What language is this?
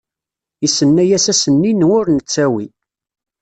Kabyle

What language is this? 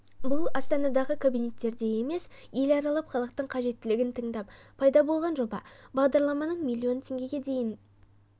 Kazakh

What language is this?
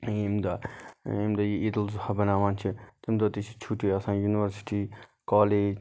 Kashmiri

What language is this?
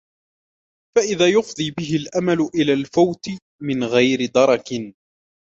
Arabic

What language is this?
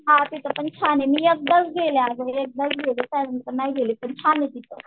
Marathi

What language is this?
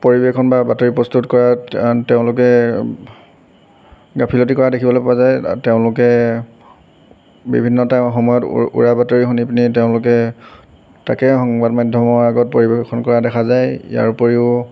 Assamese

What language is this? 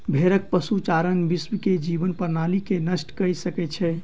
Maithili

